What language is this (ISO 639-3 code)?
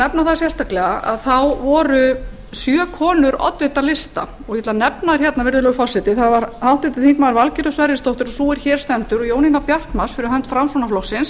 isl